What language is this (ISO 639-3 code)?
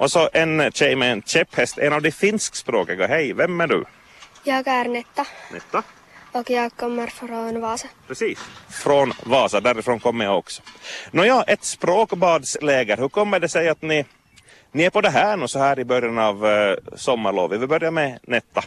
swe